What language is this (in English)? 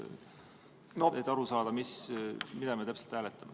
Estonian